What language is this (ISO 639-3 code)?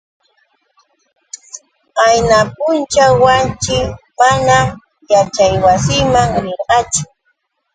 qux